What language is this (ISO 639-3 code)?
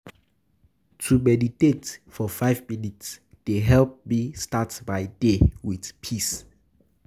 pcm